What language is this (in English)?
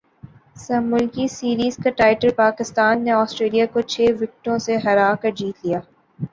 Urdu